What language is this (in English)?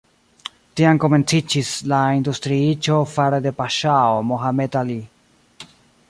Esperanto